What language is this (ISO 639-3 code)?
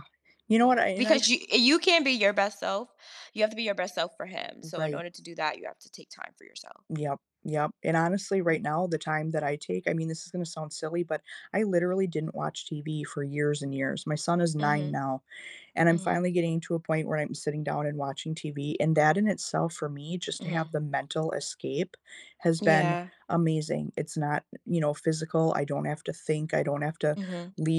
eng